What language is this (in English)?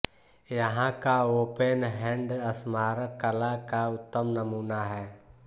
Hindi